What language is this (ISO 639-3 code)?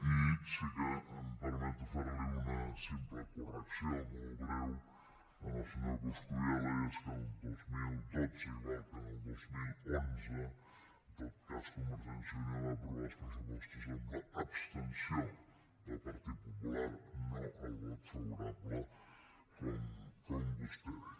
cat